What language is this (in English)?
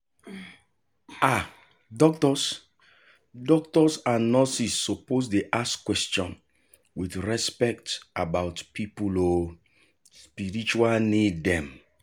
Nigerian Pidgin